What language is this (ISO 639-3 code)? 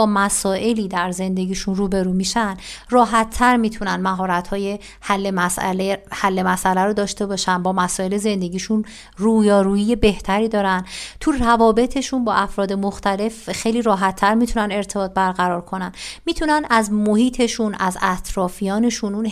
fas